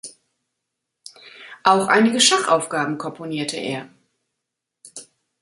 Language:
German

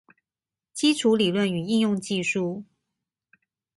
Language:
Chinese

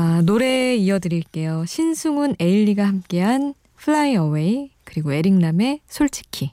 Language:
Korean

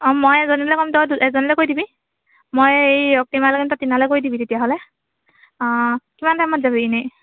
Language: Assamese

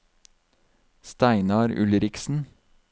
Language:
Norwegian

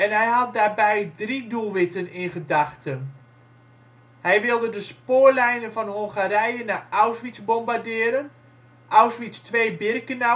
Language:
Dutch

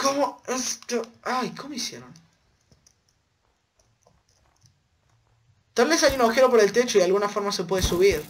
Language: Spanish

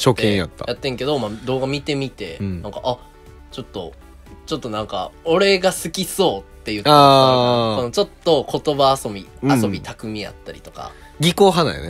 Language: Japanese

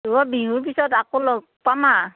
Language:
Assamese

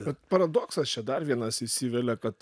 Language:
Lithuanian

